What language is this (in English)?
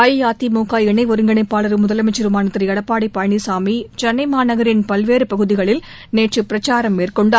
Tamil